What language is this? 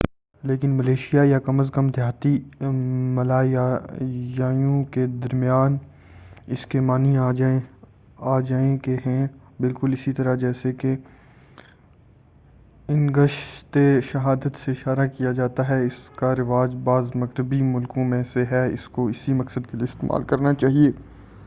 Urdu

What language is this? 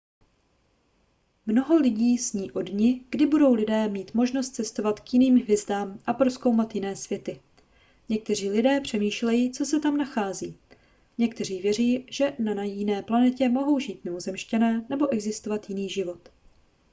Czech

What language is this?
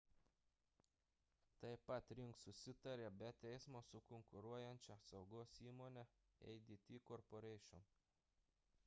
Lithuanian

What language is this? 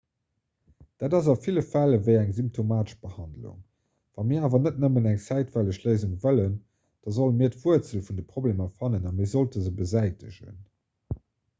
Luxembourgish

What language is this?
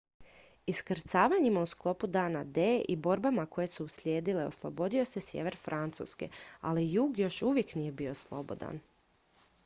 Croatian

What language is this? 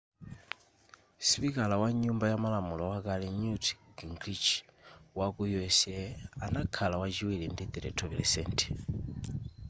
Nyanja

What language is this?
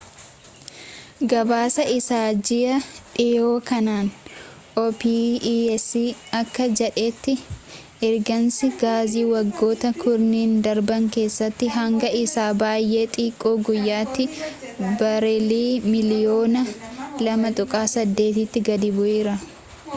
Oromo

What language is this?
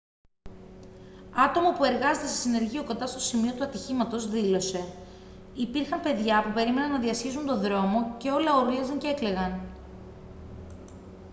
Greek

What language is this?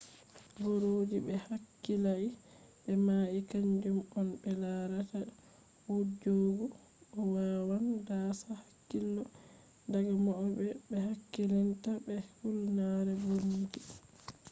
Fula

